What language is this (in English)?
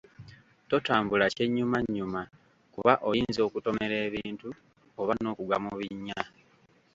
Ganda